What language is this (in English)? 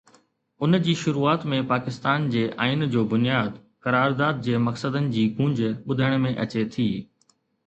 Sindhi